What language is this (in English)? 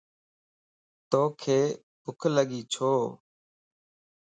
Lasi